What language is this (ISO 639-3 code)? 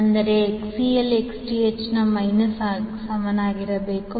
kan